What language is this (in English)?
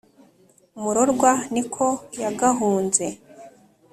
Kinyarwanda